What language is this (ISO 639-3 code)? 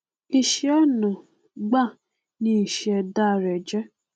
yor